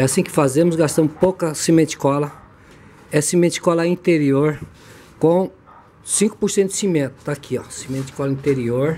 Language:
Portuguese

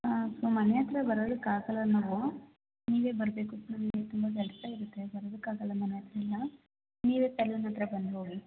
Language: Kannada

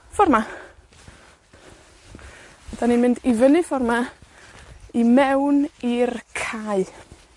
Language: Welsh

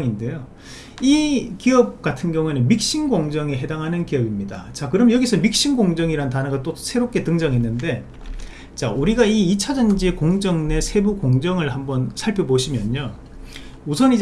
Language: Korean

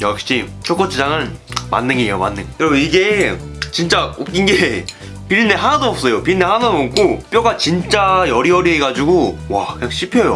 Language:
Korean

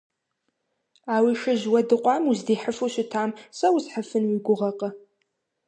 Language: Kabardian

